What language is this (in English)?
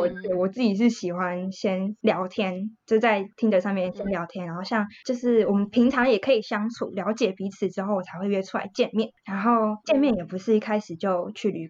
Chinese